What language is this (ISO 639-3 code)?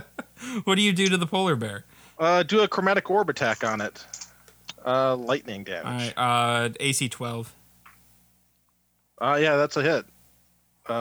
eng